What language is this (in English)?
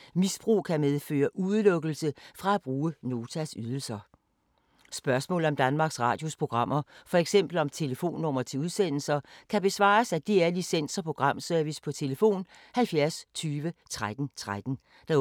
Danish